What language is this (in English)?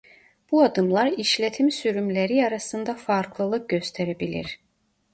Turkish